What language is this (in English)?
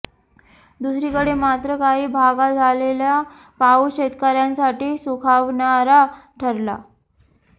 Marathi